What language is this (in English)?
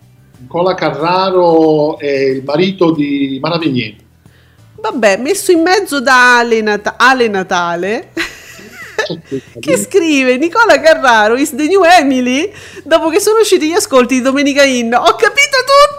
Italian